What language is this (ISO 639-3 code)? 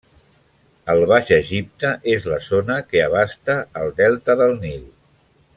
cat